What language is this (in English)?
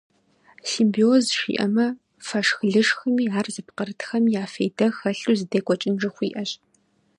Kabardian